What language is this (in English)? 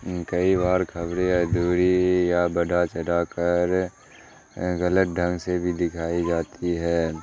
Urdu